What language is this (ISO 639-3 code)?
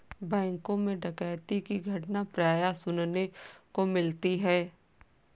hin